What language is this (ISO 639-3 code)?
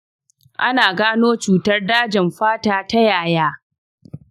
hau